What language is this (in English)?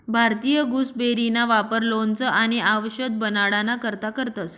Marathi